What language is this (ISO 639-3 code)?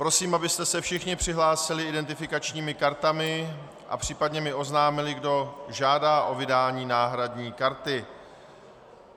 ces